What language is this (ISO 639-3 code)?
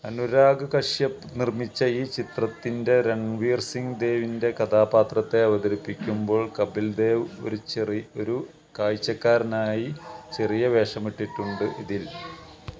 mal